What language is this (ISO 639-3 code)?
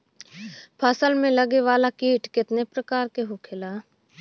bho